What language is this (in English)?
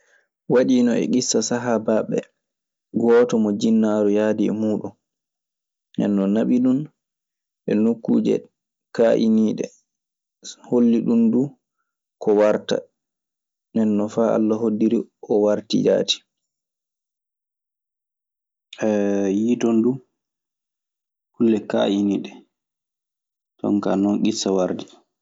Maasina Fulfulde